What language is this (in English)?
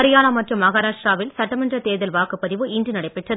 Tamil